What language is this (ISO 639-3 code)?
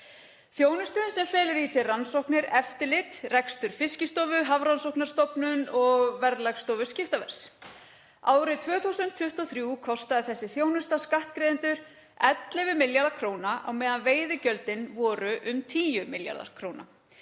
isl